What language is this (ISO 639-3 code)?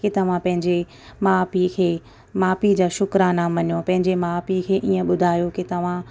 snd